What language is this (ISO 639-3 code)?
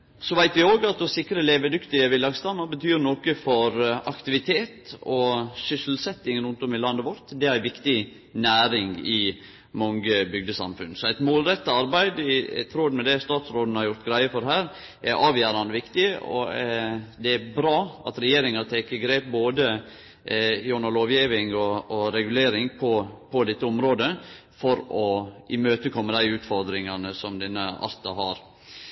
nno